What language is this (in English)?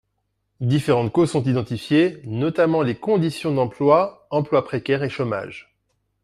French